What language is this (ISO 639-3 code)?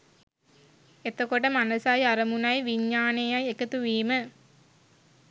sin